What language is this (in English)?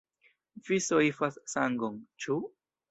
Esperanto